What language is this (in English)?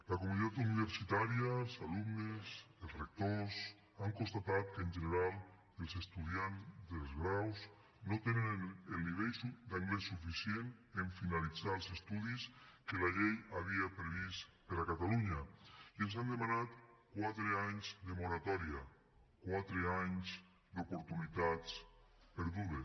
Catalan